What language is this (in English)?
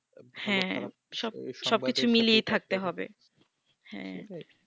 Bangla